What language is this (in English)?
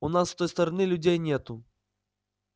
Russian